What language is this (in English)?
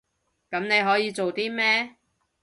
Cantonese